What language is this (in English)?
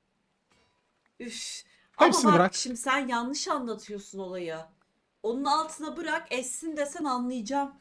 Turkish